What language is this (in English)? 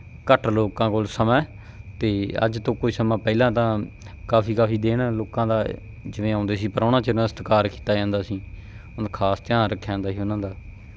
Punjabi